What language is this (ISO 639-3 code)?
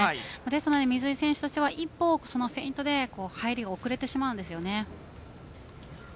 jpn